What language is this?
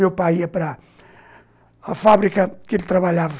Portuguese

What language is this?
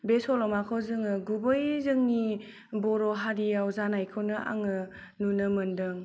Bodo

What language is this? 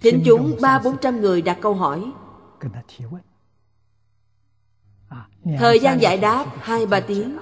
Vietnamese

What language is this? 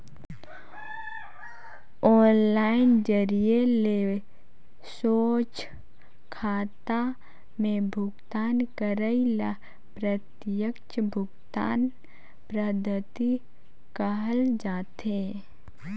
Chhattisgarhi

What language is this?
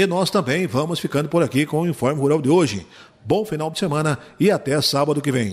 Portuguese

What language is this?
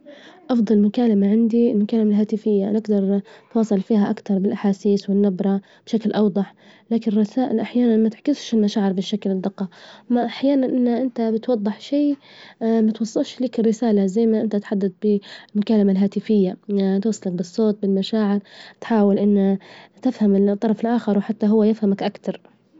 Libyan Arabic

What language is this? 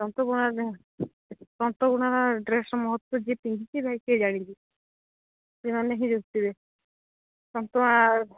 Odia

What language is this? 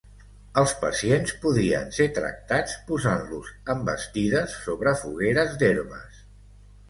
Catalan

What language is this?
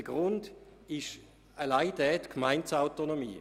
Swiss German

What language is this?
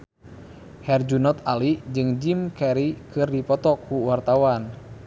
Sundanese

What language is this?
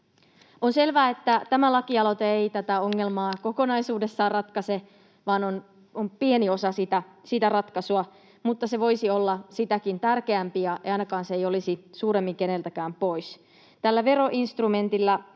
Finnish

